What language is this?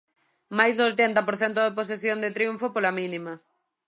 Galician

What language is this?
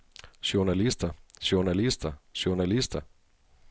Danish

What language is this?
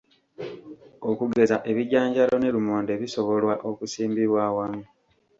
Ganda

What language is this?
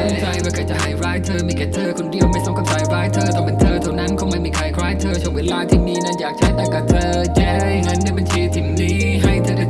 Thai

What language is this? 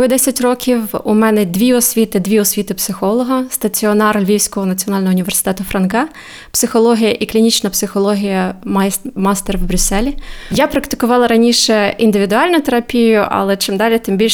Ukrainian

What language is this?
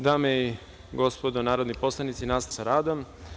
Serbian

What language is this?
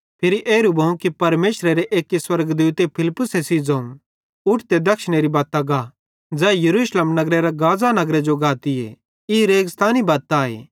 Bhadrawahi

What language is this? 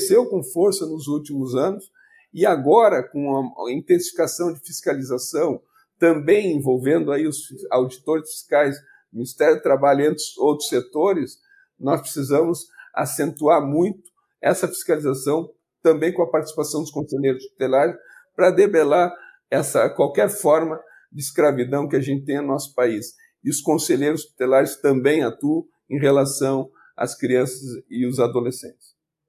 Portuguese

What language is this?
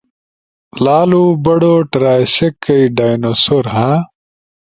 Ushojo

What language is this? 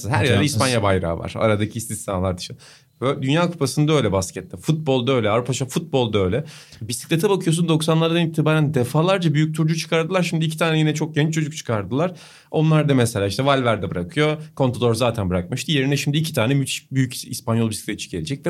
Turkish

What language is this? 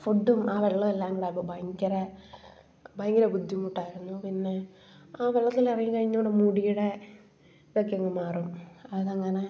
Malayalam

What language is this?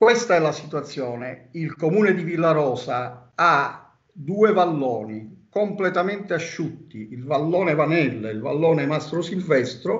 Italian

